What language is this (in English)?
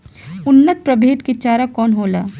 Bhojpuri